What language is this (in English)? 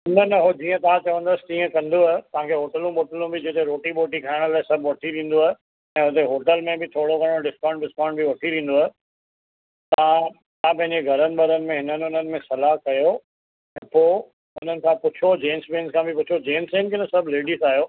Sindhi